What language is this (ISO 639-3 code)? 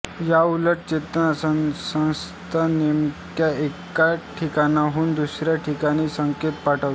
mar